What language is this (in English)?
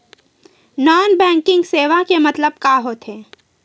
Chhattisgarhi